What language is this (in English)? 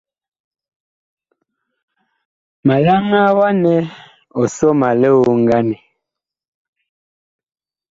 Bakoko